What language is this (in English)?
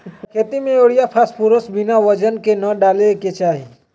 Magahi